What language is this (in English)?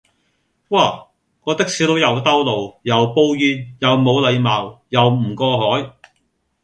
Cantonese